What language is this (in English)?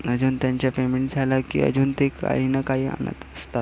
Marathi